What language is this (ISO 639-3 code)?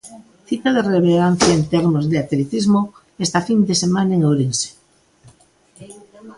glg